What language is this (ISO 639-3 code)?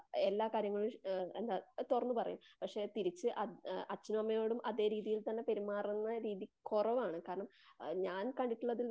mal